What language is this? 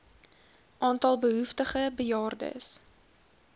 Afrikaans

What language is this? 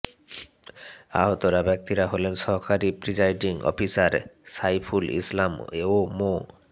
Bangla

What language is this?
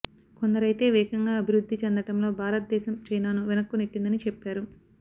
Telugu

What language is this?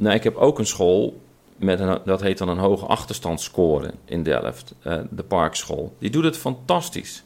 Dutch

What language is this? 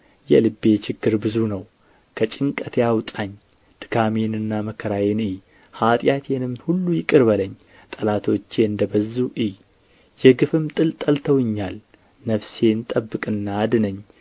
Amharic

